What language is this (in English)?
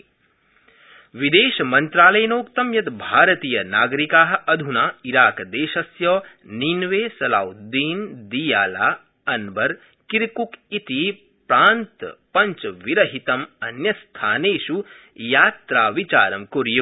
Sanskrit